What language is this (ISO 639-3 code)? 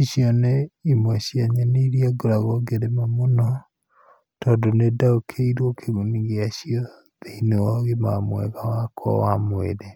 kik